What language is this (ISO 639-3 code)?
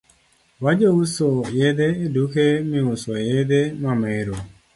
luo